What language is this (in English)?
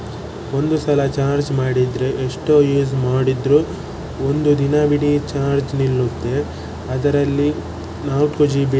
Kannada